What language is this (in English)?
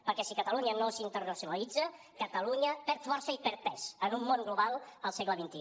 Catalan